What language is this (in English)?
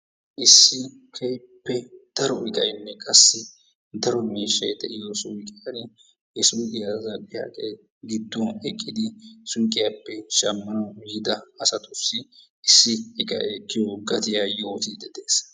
Wolaytta